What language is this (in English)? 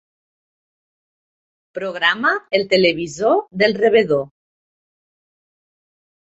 Catalan